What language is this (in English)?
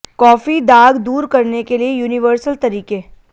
Hindi